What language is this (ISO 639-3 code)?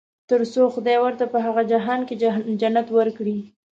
pus